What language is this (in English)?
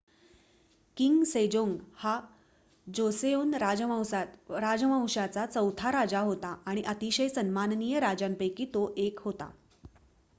Marathi